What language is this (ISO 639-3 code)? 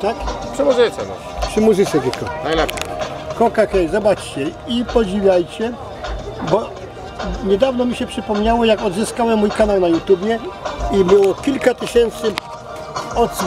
pol